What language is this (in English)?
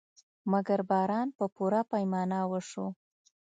Pashto